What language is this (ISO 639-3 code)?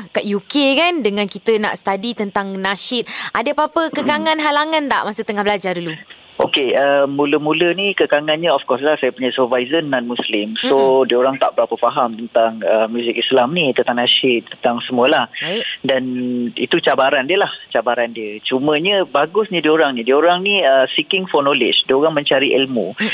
msa